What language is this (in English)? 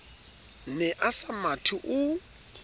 Southern Sotho